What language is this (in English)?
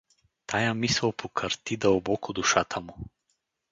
Bulgarian